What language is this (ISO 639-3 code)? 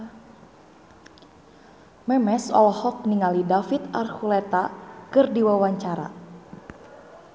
sun